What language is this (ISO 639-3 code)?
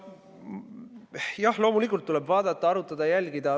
est